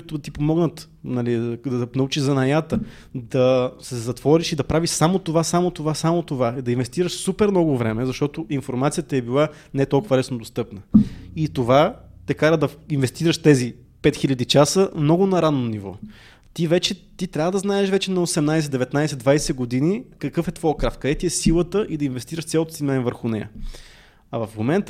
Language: Bulgarian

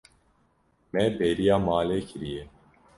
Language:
Kurdish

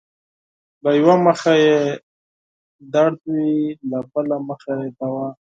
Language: Pashto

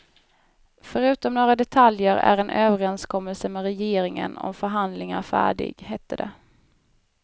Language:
Swedish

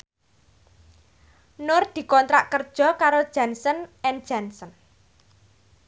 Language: Javanese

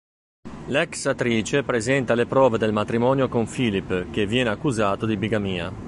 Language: Italian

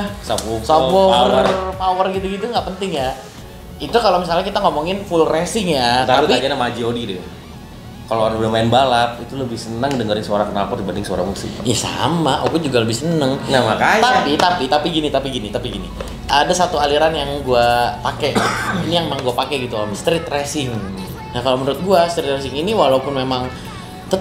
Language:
Indonesian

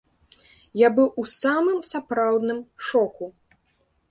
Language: Belarusian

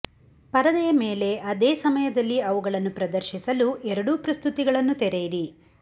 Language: Kannada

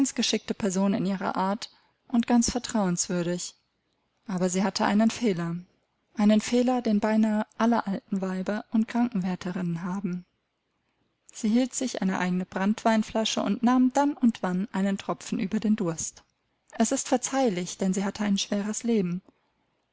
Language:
German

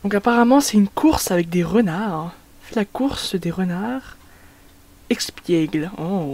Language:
French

